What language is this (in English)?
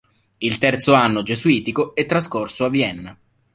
Italian